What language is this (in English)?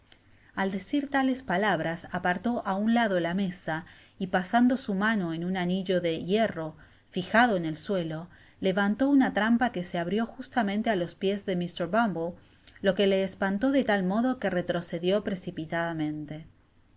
Spanish